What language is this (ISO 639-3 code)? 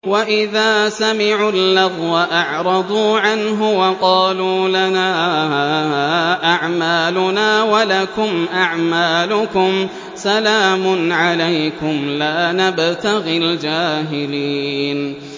ara